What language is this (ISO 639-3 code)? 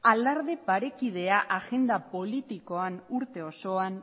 eus